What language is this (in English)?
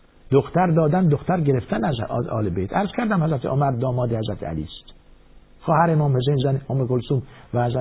Persian